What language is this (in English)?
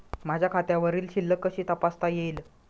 Marathi